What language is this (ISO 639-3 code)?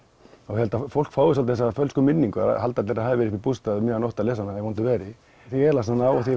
isl